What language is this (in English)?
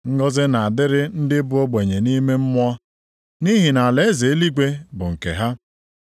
Igbo